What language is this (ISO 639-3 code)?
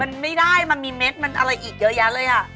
tha